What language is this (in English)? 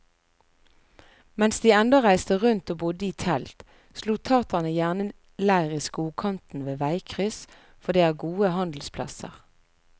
Norwegian